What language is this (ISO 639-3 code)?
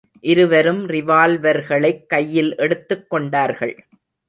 tam